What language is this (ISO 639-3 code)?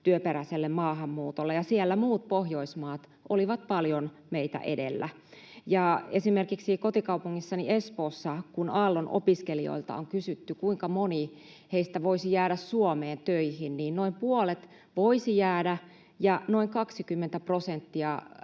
fin